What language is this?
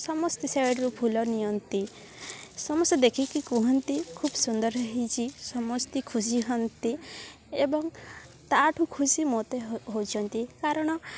Odia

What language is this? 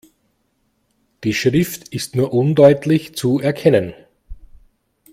German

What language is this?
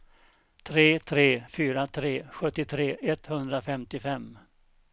Swedish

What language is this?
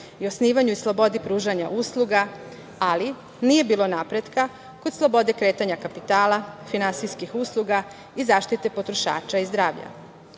Serbian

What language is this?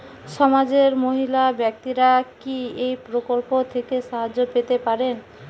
Bangla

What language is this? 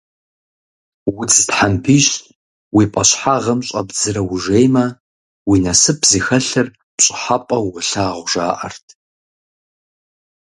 Kabardian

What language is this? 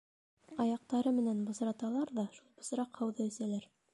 Bashkir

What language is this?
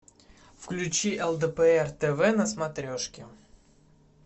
Russian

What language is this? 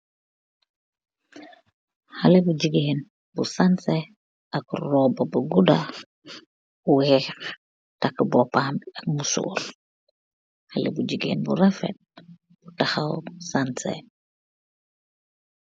Wolof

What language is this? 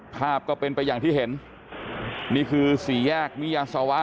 Thai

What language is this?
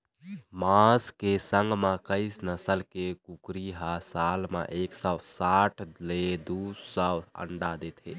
Chhattisgarhi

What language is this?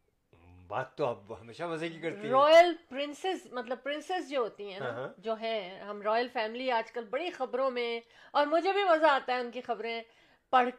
Urdu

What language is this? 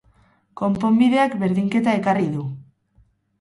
Basque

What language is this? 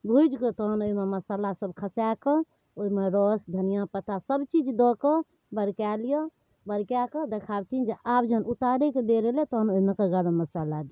Maithili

